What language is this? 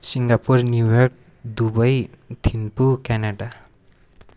Nepali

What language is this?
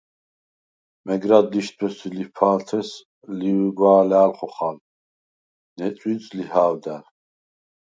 Svan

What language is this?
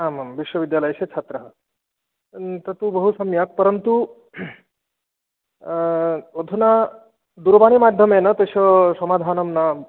Sanskrit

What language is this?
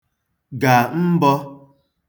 Igbo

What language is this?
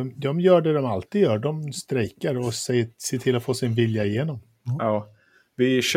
Swedish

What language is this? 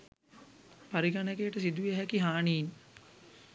Sinhala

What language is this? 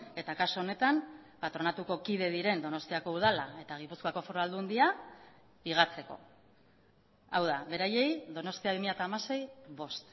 Basque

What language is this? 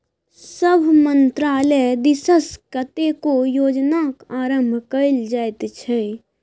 Maithili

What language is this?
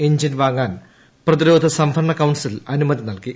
Malayalam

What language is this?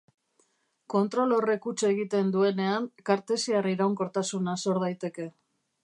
Basque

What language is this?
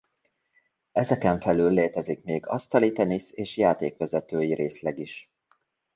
Hungarian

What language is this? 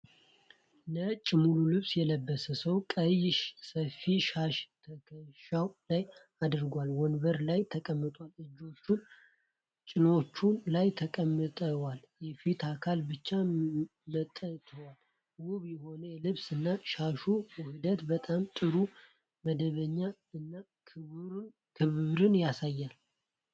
Amharic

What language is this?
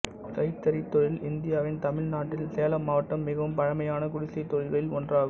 Tamil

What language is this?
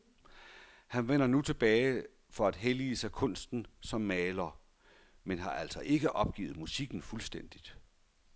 Danish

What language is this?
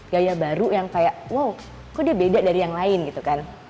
Indonesian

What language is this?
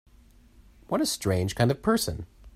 English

